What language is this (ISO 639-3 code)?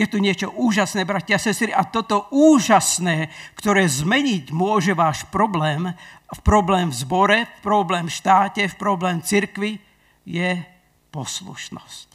slk